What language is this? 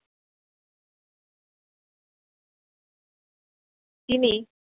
Bangla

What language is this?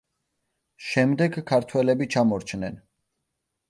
Georgian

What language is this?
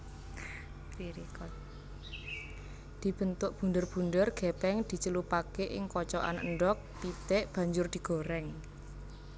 Javanese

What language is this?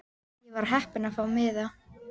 Icelandic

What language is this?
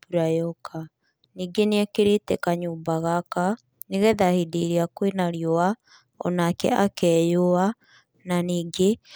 Kikuyu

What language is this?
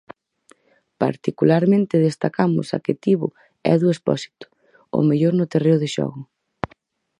Galician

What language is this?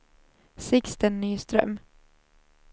Swedish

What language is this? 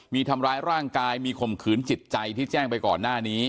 Thai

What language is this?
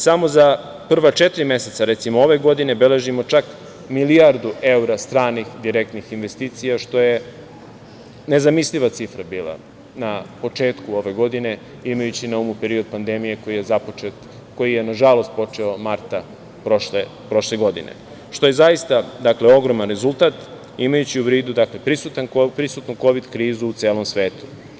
Serbian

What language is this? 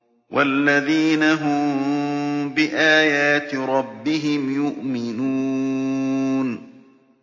Arabic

